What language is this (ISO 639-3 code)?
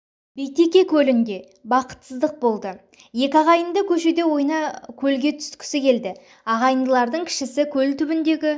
kaz